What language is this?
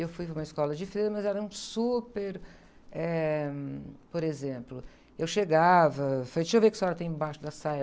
Portuguese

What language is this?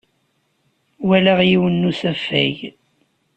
Kabyle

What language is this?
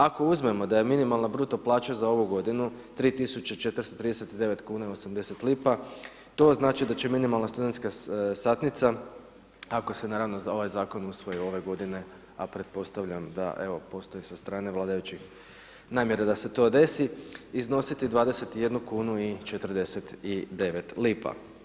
Croatian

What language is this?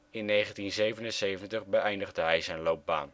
Dutch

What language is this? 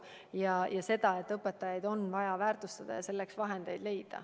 Estonian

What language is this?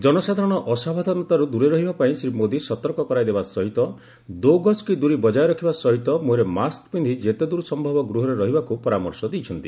Odia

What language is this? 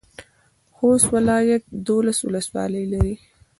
Pashto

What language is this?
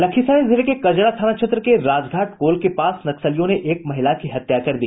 Hindi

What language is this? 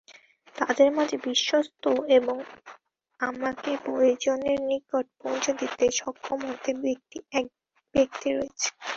Bangla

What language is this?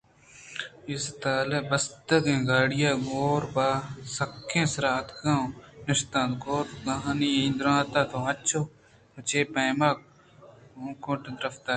Eastern Balochi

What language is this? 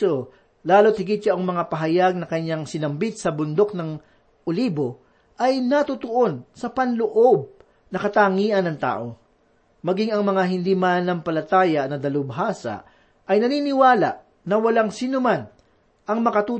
Filipino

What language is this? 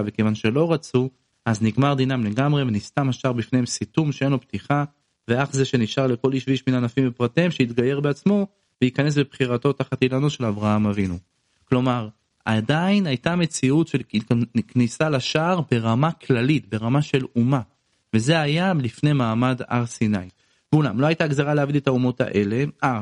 Hebrew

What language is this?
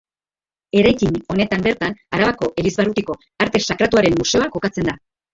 Basque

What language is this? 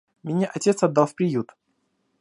Russian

